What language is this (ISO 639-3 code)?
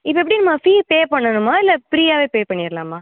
tam